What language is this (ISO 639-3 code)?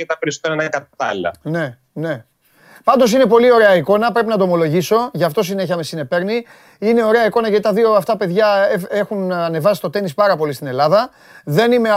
ell